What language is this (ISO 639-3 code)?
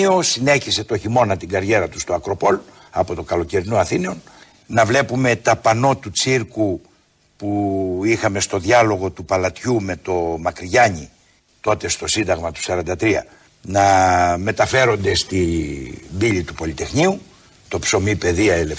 ell